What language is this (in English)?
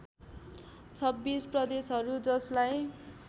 Nepali